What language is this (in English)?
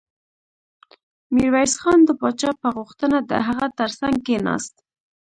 Pashto